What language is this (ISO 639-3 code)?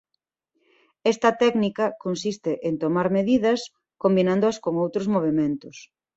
glg